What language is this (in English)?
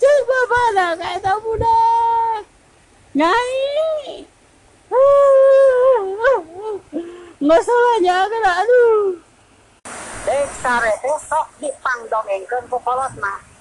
Indonesian